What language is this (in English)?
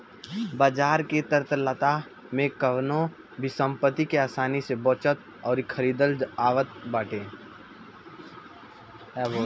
Bhojpuri